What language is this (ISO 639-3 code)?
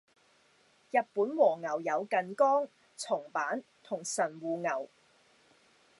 yue